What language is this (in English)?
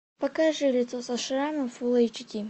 Russian